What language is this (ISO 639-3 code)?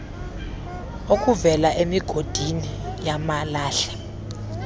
xho